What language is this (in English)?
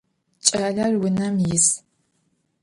Adyghe